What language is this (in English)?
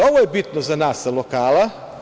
Serbian